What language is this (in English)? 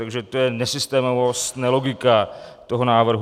Czech